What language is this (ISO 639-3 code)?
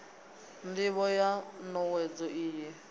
ven